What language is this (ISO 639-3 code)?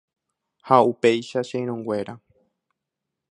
grn